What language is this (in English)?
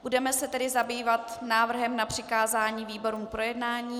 Czech